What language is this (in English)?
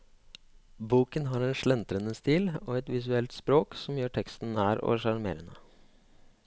Norwegian